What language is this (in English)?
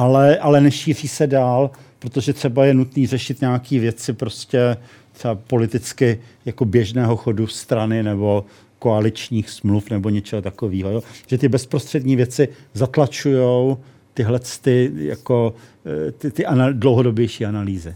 Czech